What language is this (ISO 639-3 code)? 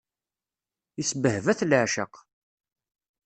kab